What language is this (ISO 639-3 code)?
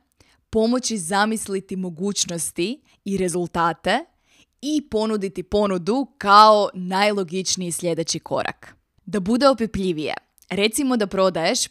hrv